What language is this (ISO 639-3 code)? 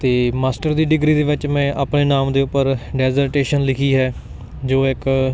pan